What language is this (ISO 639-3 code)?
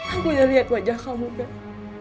ind